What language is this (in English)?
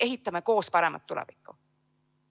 Estonian